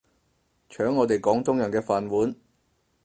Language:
Cantonese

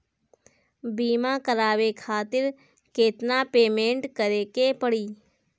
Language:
Bhojpuri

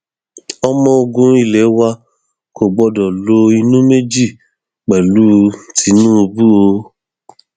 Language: Yoruba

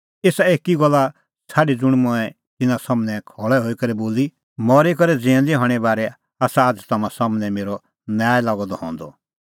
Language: Kullu Pahari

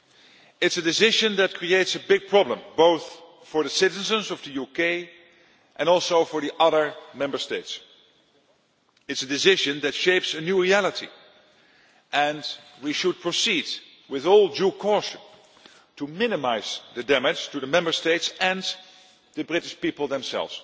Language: English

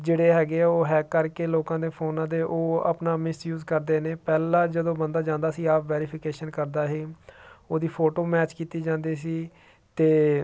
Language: Punjabi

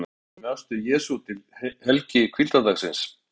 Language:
Icelandic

